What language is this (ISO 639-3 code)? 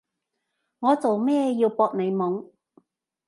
yue